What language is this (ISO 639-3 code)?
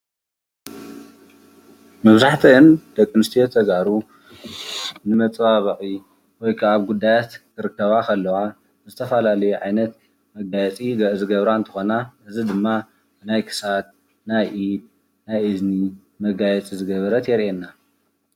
tir